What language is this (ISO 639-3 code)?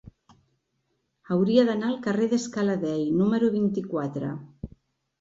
cat